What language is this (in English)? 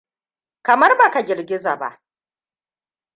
Hausa